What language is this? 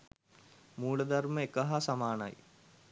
Sinhala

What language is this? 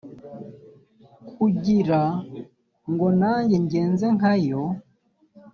Kinyarwanda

